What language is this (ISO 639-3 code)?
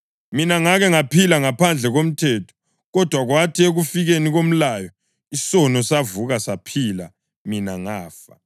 nde